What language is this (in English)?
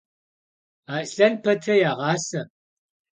Kabardian